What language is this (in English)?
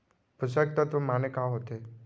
Chhattisgarhi